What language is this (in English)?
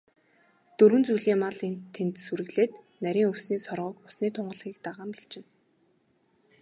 Mongolian